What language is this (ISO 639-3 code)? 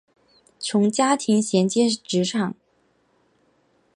zho